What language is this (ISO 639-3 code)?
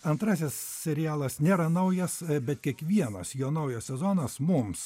lit